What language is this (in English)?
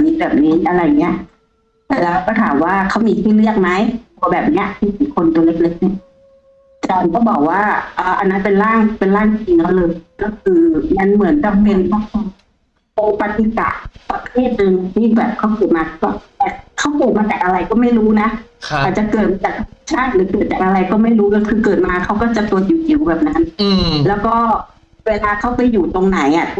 Thai